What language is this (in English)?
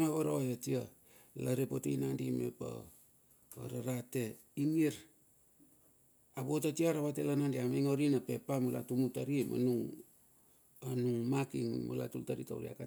Bilur